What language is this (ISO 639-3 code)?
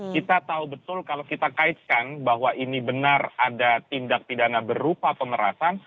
ind